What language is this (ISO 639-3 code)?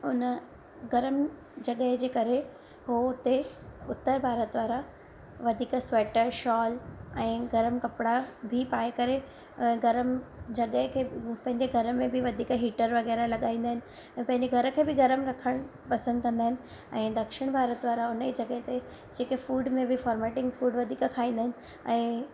snd